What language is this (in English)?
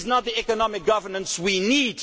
English